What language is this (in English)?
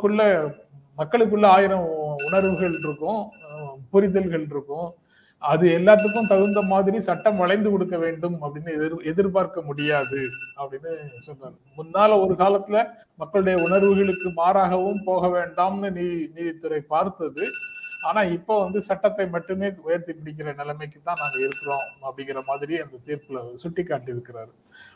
Tamil